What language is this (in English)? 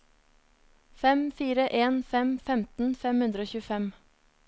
Norwegian